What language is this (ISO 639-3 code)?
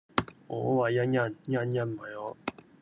yue